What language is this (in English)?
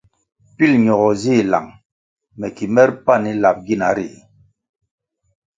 Kwasio